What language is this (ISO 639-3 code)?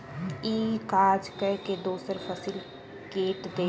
mai